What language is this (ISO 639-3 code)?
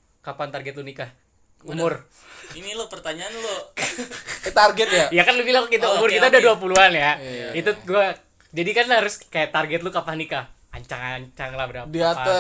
ind